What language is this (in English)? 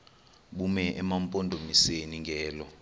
Xhosa